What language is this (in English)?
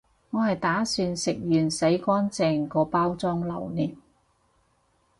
Cantonese